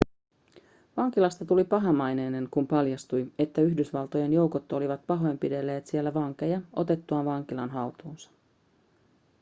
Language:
Finnish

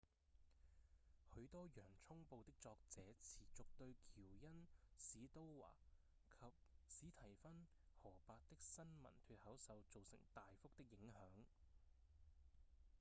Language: Cantonese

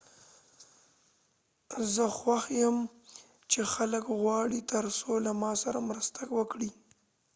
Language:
Pashto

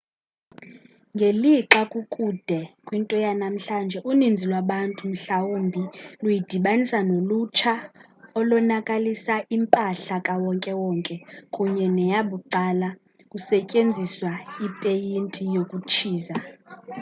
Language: Xhosa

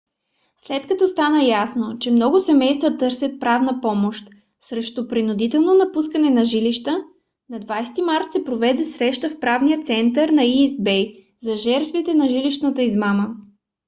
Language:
Bulgarian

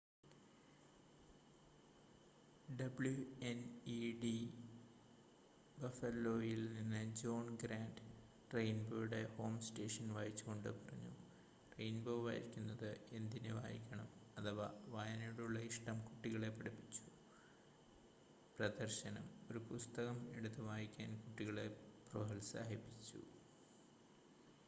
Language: Malayalam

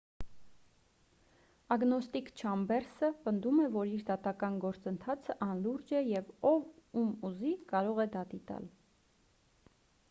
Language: Armenian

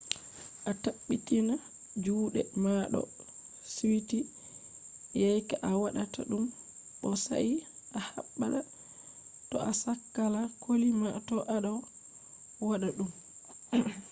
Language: Fula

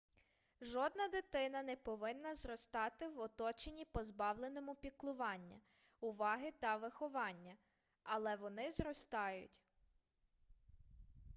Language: Ukrainian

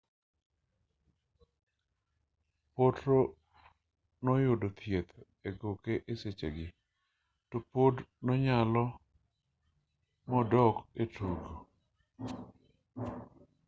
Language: Luo (Kenya and Tanzania)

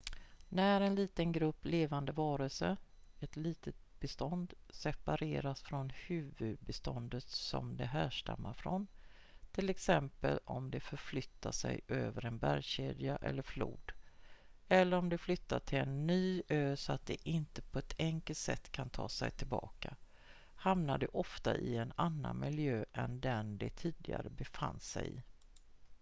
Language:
Swedish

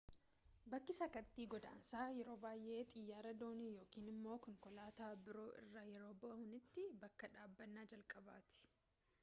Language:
Oromo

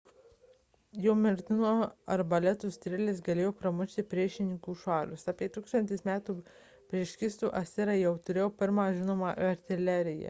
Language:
Lithuanian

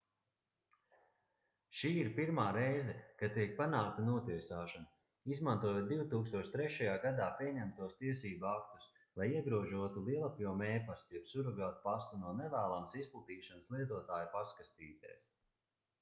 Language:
Latvian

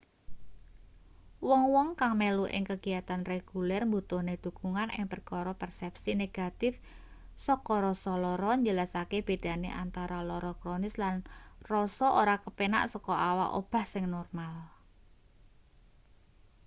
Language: Javanese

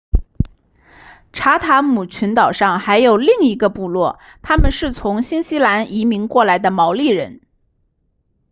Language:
Chinese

